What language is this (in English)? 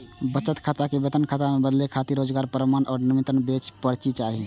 Maithili